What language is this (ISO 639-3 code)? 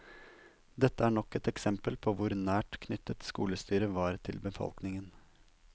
nor